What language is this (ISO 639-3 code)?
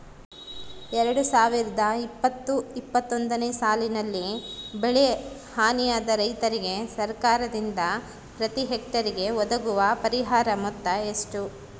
kan